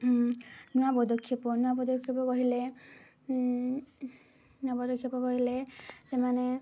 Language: Odia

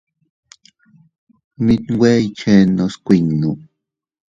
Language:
Teutila Cuicatec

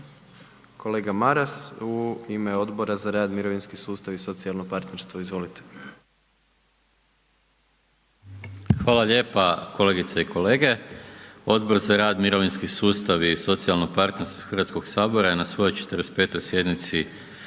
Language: Croatian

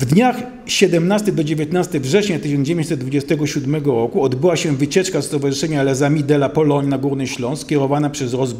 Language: Polish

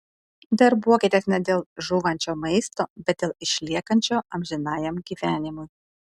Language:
Lithuanian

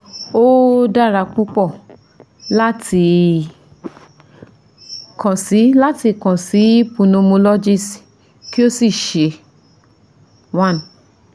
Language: Yoruba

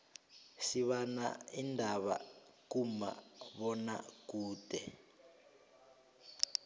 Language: South Ndebele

